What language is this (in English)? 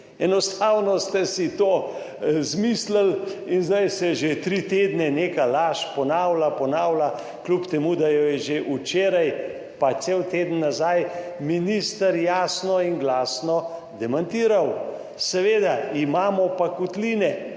Slovenian